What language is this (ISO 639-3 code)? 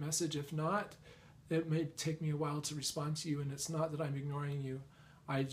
eng